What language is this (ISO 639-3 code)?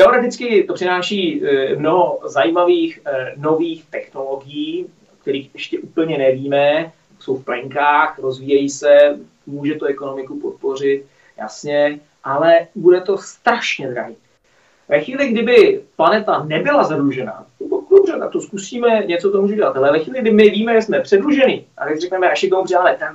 ces